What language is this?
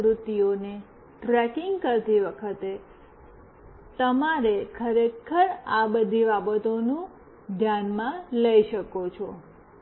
Gujarati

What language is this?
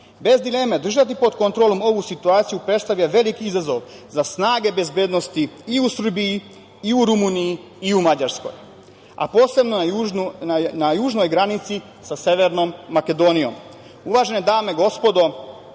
Serbian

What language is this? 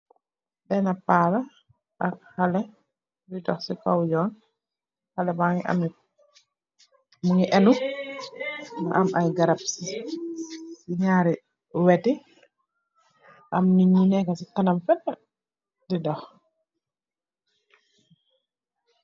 Wolof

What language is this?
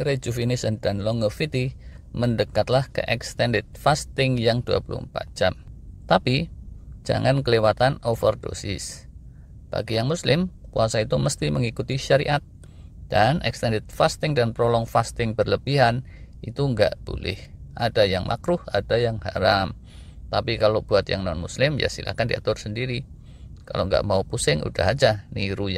Indonesian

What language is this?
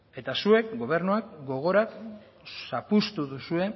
Basque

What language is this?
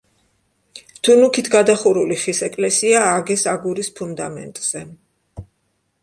Georgian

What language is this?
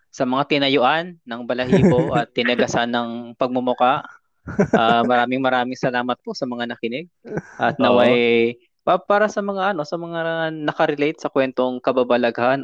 Filipino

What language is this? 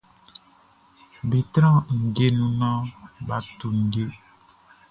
Baoulé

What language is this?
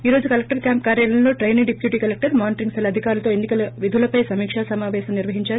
Telugu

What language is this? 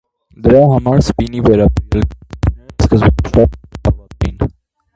Armenian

